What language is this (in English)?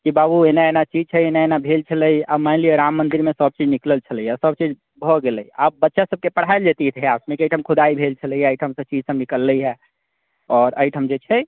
Maithili